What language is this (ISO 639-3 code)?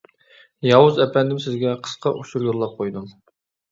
uig